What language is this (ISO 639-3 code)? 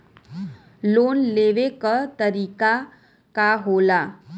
bho